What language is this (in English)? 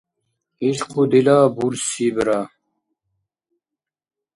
Dargwa